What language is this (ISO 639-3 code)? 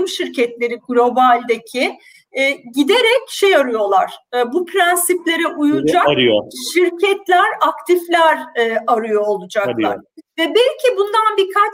tur